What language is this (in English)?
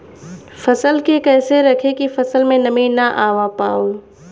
Bhojpuri